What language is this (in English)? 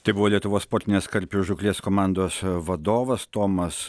Lithuanian